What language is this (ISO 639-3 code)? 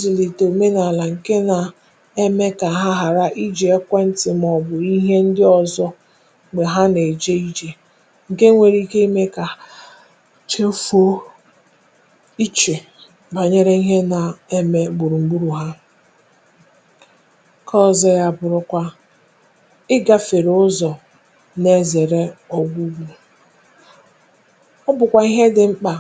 ibo